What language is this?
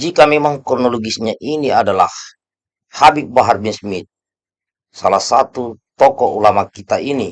Indonesian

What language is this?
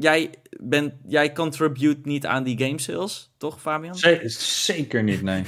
Dutch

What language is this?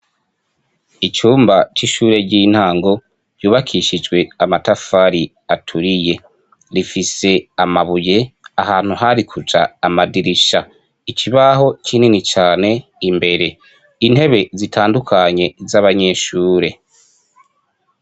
Rundi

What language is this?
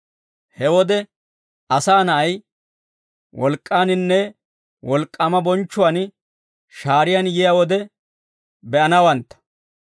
Dawro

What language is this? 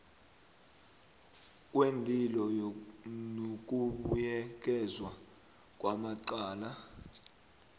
South Ndebele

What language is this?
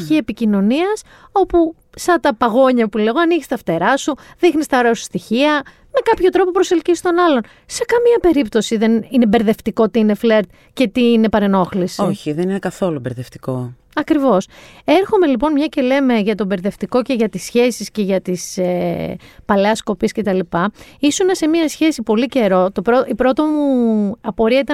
Greek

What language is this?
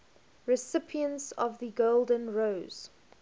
English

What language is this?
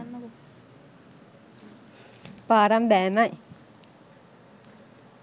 Sinhala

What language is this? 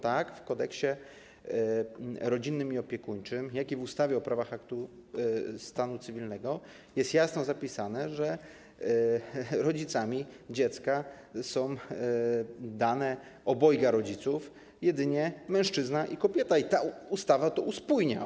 Polish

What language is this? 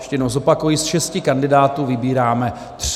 Czech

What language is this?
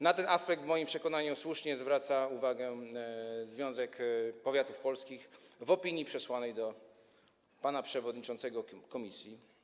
Polish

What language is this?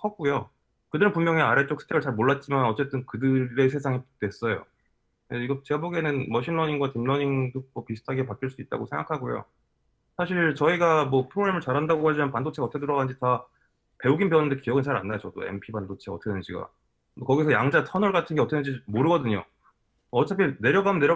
Korean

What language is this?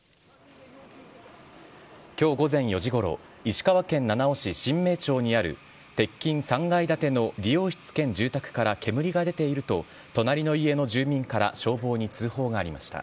Japanese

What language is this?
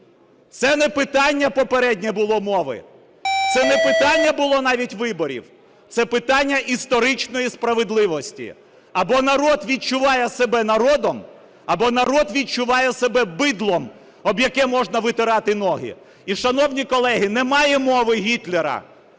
Ukrainian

